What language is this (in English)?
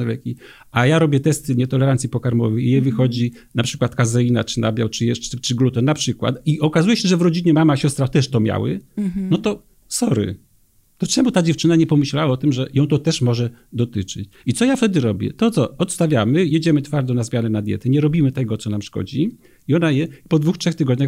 Polish